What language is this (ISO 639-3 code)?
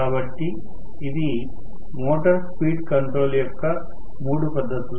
tel